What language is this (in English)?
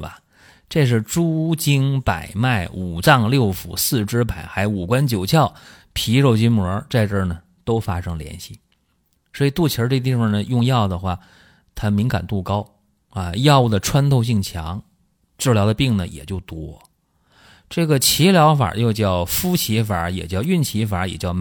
Chinese